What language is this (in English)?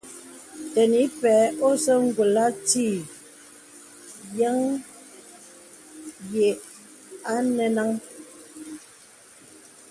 Bebele